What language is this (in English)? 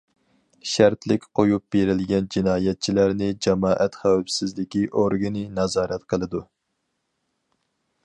Uyghur